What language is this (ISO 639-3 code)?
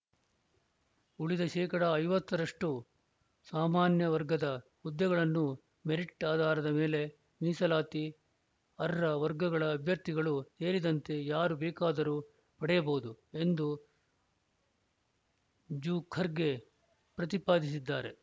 kan